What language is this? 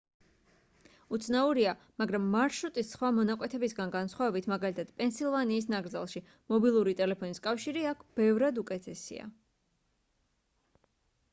Georgian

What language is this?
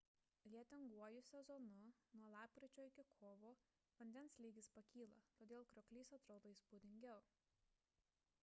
Lithuanian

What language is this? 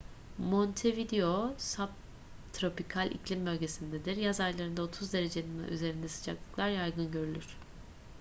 Turkish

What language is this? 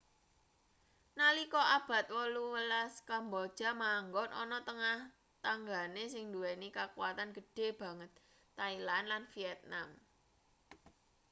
Javanese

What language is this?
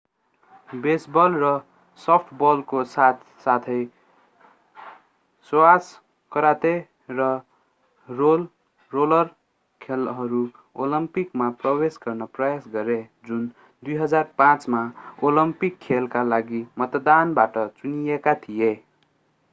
Nepali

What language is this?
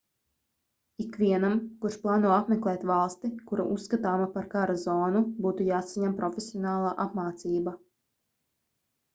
Latvian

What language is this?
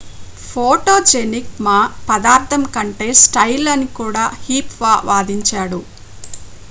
Telugu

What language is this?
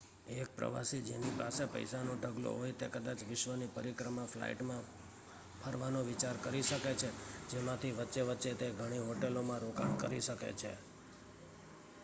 Gujarati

